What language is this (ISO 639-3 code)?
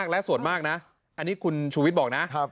tha